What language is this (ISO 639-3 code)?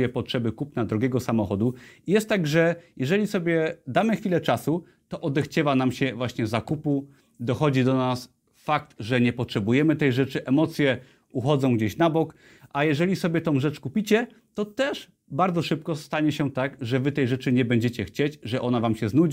pol